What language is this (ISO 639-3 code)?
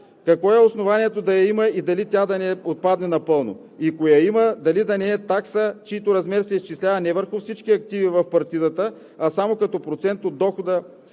bul